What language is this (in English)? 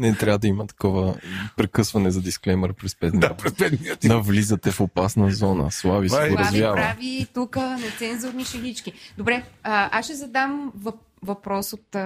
Bulgarian